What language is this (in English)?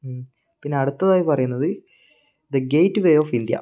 Malayalam